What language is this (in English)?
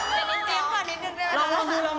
Thai